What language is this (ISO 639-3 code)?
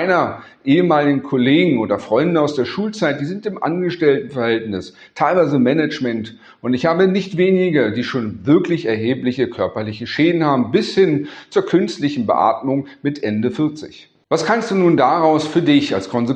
deu